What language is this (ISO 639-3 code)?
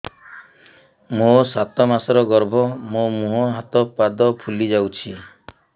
ori